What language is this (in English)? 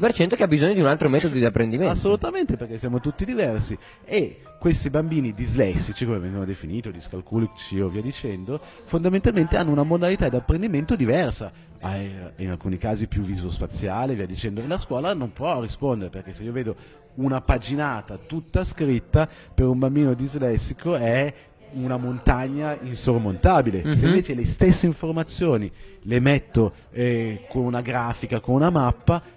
Italian